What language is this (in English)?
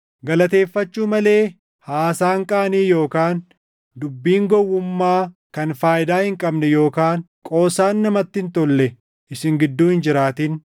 Oromo